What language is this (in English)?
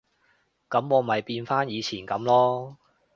Cantonese